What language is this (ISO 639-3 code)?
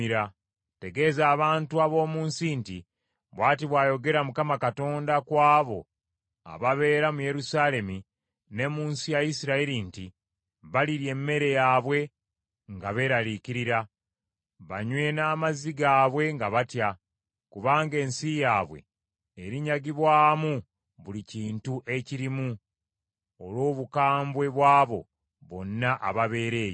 lug